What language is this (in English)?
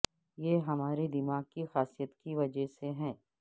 Urdu